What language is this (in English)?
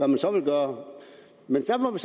Danish